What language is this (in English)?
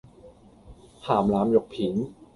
Cantonese